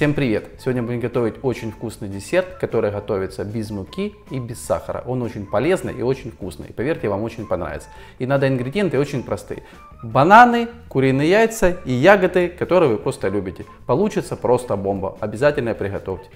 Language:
Russian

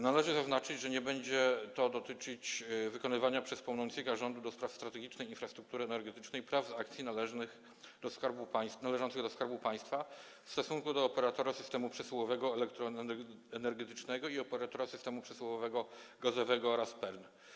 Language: Polish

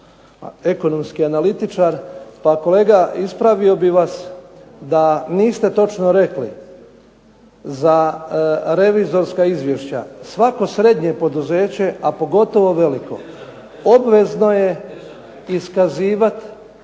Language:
Croatian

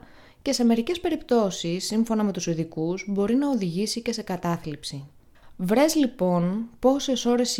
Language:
Greek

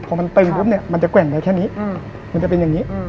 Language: Thai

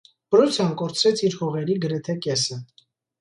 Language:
Armenian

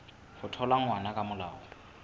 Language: Southern Sotho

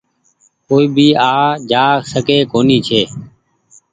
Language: Goaria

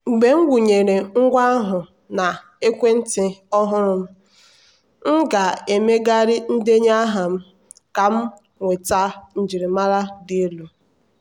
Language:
Igbo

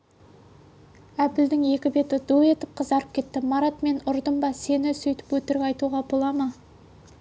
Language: Kazakh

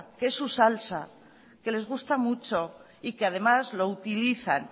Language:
Spanish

